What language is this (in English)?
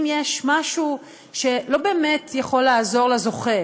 Hebrew